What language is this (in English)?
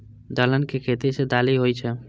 Maithili